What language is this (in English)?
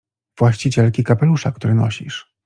Polish